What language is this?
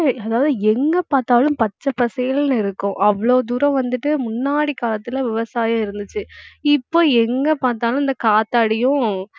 Tamil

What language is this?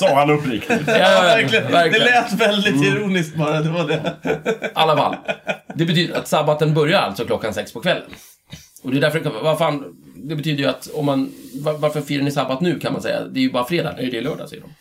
Swedish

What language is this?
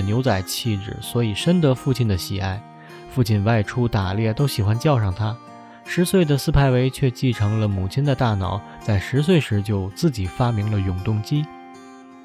Chinese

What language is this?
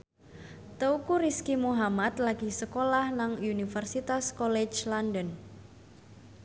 Javanese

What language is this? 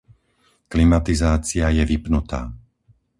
Slovak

